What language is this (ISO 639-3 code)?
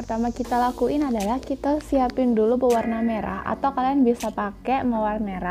ind